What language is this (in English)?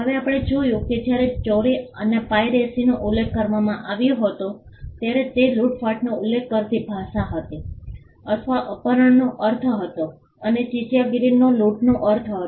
Gujarati